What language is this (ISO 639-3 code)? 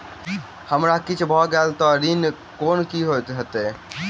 mai